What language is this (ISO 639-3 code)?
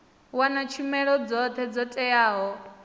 ven